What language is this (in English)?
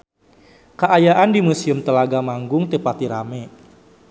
Sundanese